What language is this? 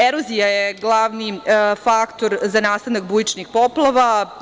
Serbian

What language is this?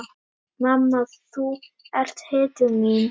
Icelandic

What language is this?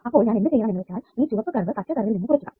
Malayalam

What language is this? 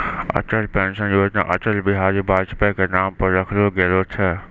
Maithili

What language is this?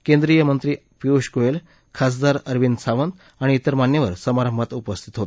Marathi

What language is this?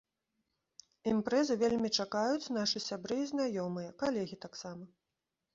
Belarusian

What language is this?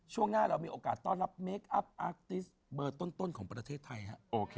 Thai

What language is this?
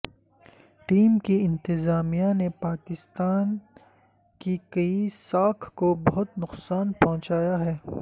Urdu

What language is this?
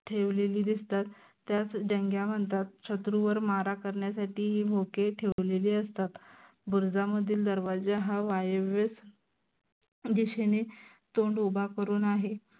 Marathi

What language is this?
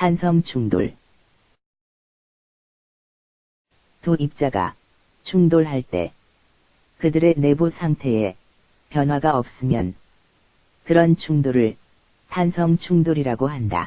Korean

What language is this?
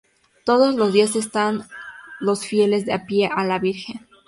Spanish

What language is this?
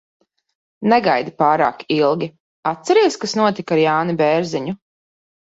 Latvian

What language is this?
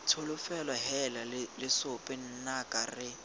Tswana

